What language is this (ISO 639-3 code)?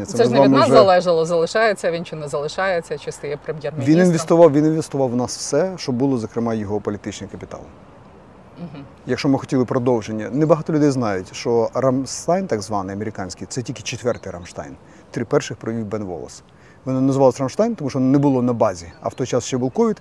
ukr